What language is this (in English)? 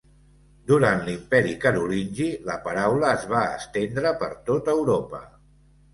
Catalan